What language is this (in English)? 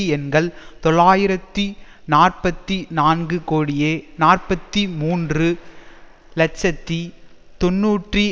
Tamil